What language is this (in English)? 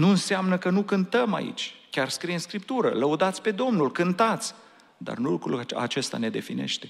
Romanian